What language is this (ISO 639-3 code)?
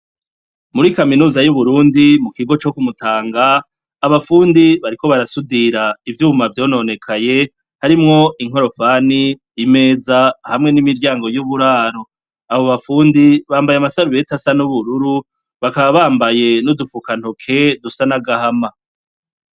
run